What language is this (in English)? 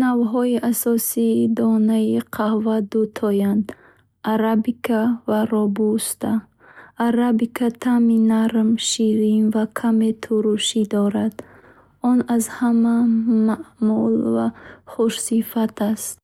Bukharic